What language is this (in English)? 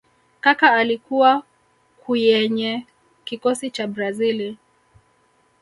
Swahili